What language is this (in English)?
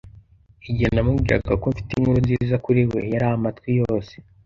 Kinyarwanda